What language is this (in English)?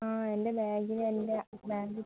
Malayalam